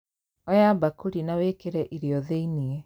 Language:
Kikuyu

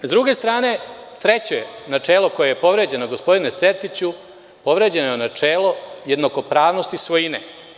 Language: Serbian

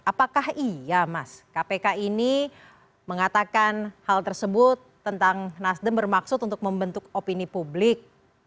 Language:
Indonesian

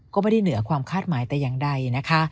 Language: Thai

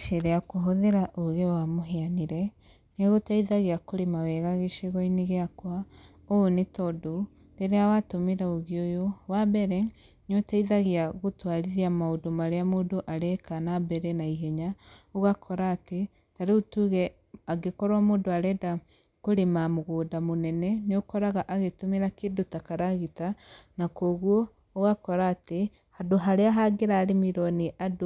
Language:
Kikuyu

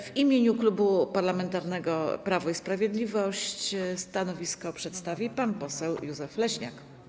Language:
Polish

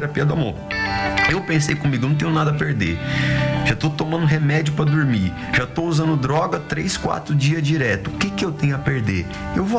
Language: Portuguese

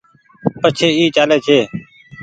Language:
Goaria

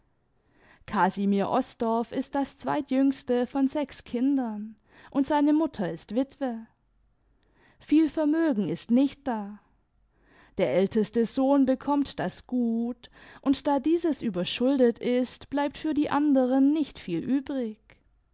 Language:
German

